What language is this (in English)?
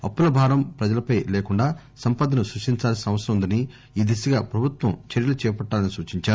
Telugu